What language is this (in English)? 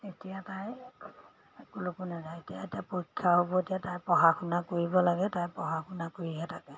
Assamese